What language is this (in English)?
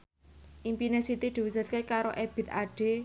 Javanese